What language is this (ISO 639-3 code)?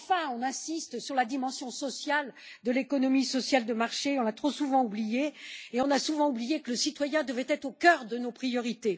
fra